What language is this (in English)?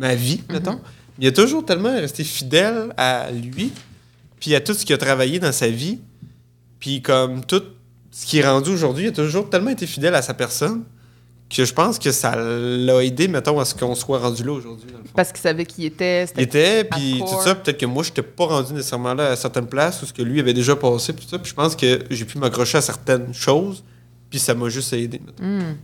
French